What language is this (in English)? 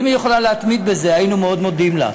Hebrew